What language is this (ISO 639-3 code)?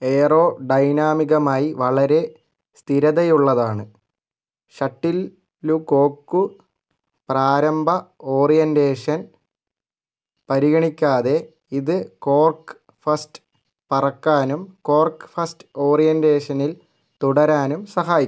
mal